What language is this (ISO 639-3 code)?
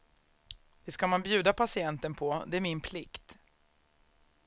swe